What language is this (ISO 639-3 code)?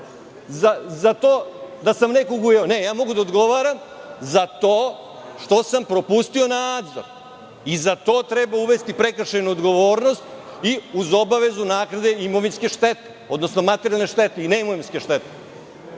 srp